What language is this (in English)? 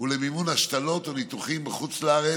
Hebrew